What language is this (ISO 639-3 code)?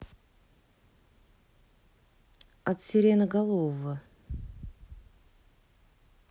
rus